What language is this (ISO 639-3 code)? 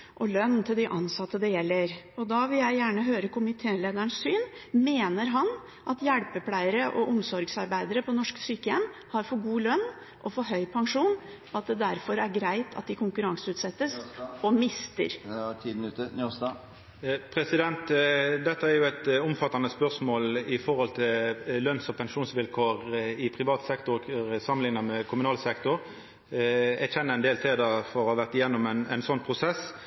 nor